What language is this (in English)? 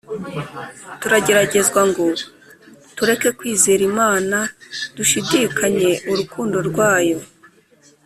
Kinyarwanda